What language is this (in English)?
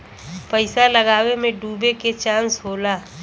Bhojpuri